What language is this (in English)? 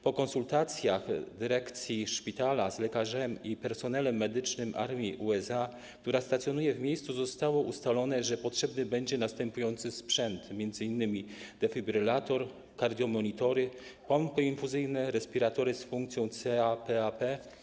Polish